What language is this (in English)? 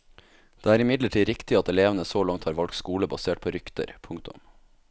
Norwegian